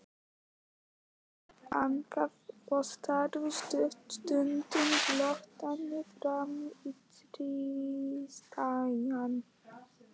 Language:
Icelandic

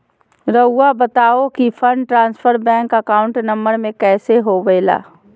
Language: Magahi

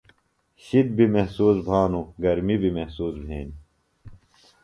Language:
Phalura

